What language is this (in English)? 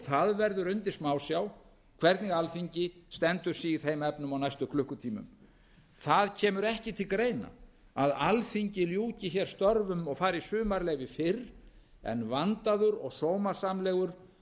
Icelandic